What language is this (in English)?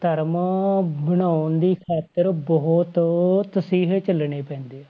Punjabi